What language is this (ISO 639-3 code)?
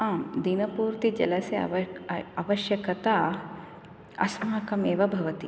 san